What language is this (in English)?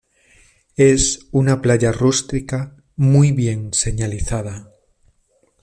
Spanish